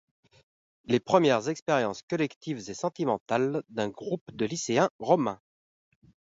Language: French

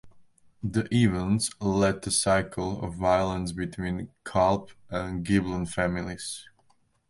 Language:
English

